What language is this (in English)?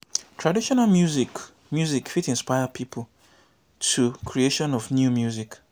Nigerian Pidgin